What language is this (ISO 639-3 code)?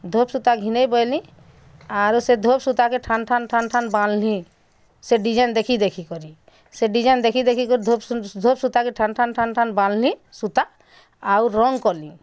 ori